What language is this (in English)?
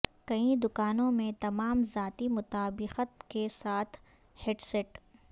Urdu